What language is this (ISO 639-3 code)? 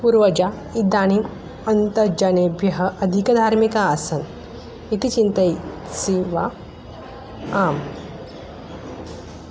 san